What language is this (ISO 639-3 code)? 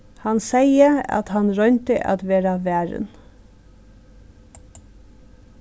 fao